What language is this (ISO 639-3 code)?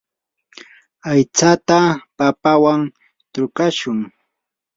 qur